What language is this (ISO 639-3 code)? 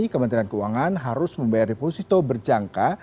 ind